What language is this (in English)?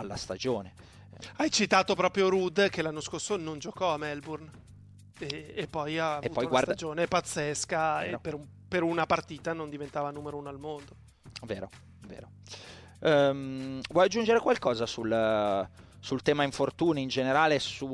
Italian